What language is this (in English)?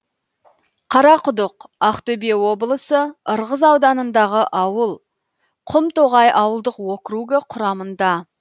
Kazakh